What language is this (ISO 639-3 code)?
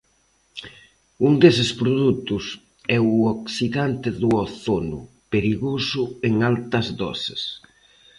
glg